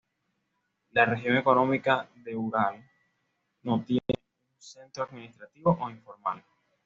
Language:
Spanish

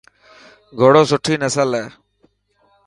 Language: Dhatki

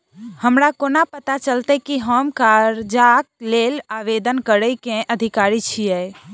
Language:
Maithili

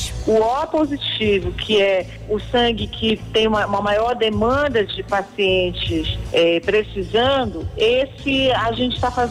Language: Portuguese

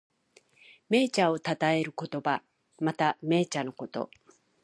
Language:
Japanese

